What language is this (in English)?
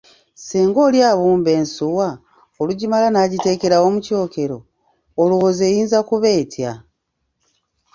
Ganda